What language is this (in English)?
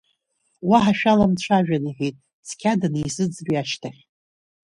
Abkhazian